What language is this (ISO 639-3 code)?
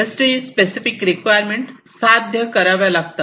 mar